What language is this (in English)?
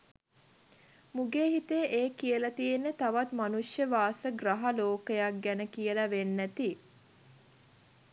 Sinhala